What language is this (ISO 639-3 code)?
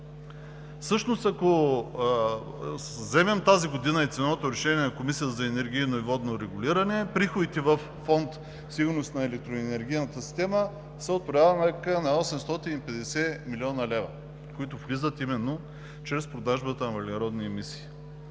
bul